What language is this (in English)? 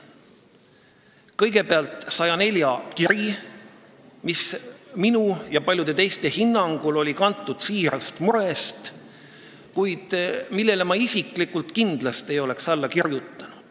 Estonian